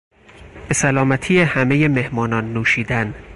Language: Persian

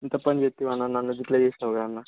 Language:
Telugu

